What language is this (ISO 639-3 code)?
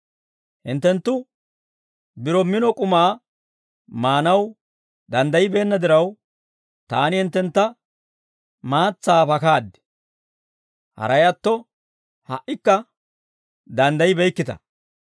dwr